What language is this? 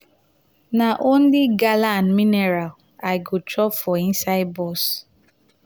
Nigerian Pidgin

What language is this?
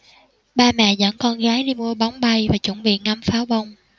Vietnamese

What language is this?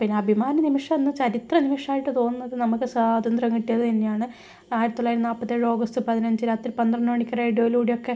Malayalam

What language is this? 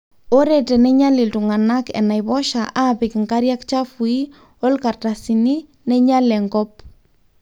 Masai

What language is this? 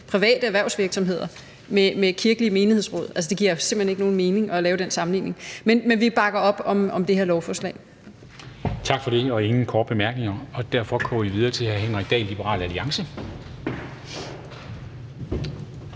Danish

